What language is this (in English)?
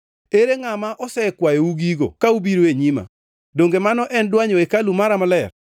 Luo (Kenya and Tanzania)